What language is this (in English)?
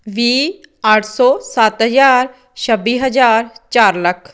Punjabi